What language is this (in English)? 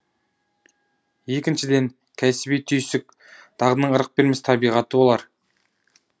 Kazakh